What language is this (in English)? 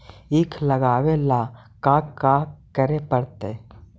Magahi